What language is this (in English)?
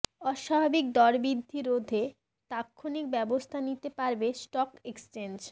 Bangla